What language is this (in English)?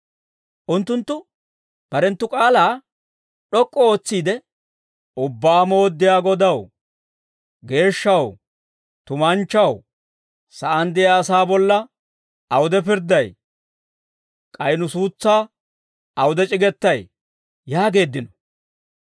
Dawro